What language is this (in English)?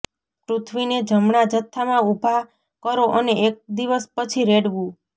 Gujarati